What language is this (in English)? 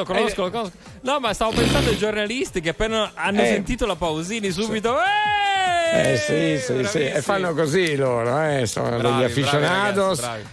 Italian